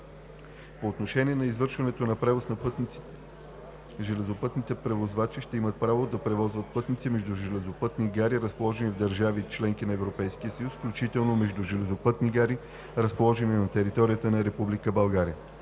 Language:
Bulgarian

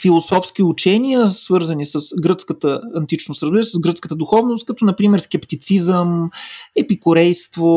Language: Bulgarian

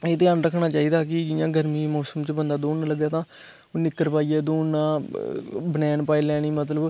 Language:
Dogri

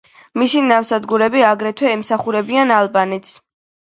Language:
Georgian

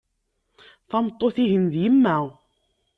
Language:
Kabyle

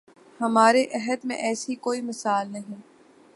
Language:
Urdu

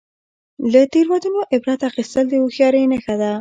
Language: Pashto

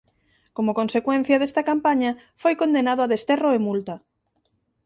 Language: Galician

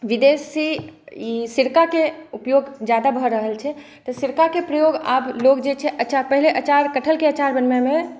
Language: Maithili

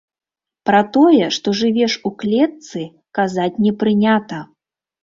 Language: Belarusian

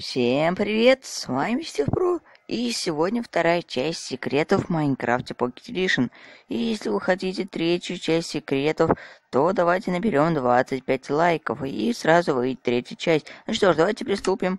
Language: Russian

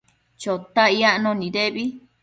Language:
Matsés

